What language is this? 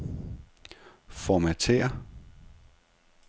Danish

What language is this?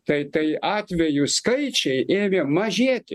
Lithuanian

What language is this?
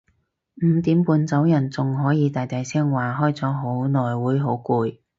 Cantonese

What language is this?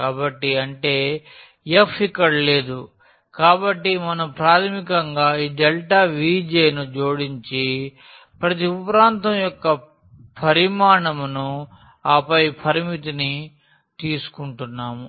Telugu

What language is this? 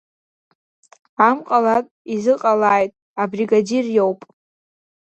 Abkhazian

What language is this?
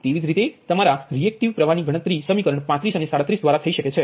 Gujarati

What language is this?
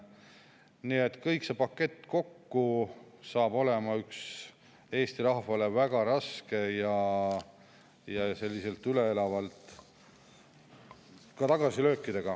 Estonian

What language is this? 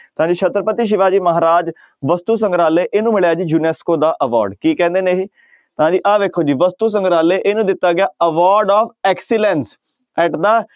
Punjabi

